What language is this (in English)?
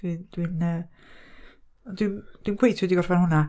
Welsh